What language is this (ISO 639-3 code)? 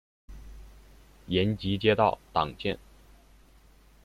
zho